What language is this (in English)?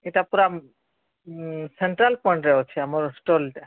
Odia